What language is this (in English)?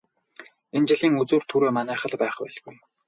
Mongolian